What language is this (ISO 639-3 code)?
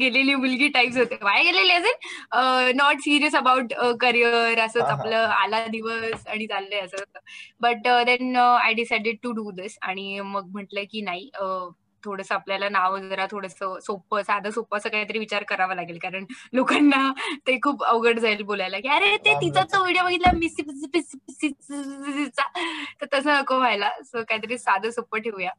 mar